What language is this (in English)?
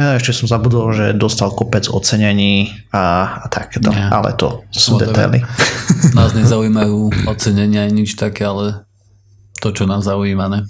Slovak